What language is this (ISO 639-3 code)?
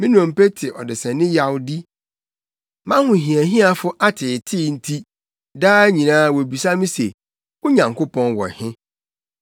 aka